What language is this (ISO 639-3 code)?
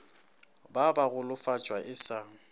nso